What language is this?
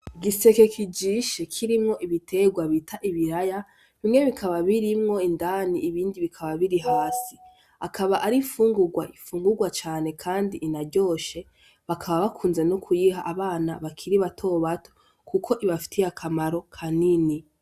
Rundi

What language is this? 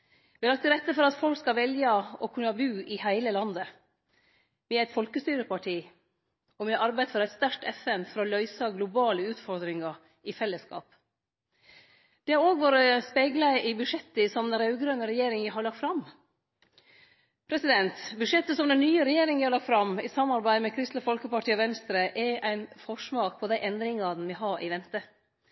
Norwegian Nynorsk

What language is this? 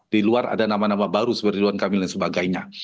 Indonesian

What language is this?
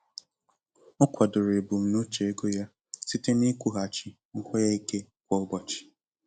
Igbo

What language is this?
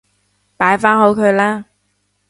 Cantonese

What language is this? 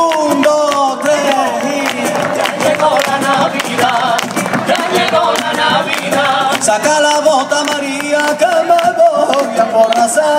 Spanish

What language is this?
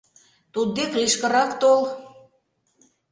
Mari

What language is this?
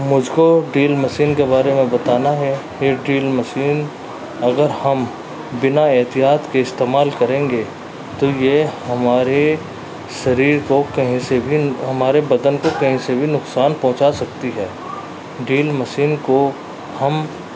Urdu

